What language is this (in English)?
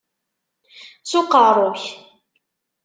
Kabyle